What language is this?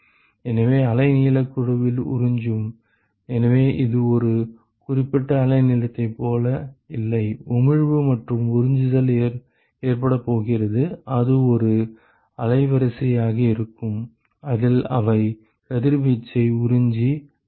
Tamil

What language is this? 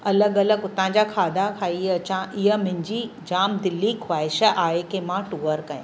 Sindhi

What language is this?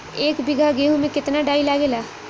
Bhojpuri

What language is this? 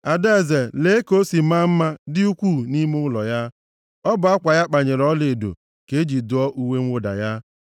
Igbo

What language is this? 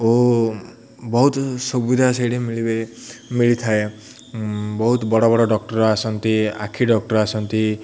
Odia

